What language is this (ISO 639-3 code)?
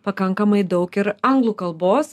lit